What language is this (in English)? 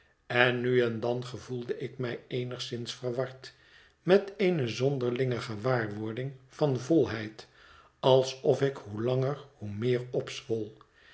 Dutch